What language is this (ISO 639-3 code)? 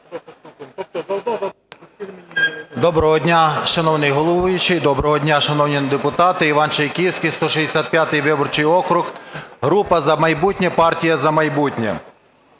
ukr